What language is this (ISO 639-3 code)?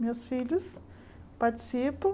por